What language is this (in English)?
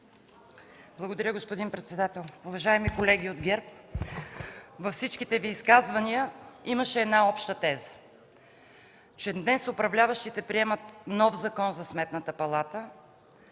Bulgarian